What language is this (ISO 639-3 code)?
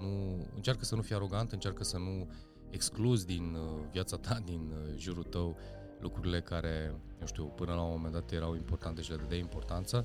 ron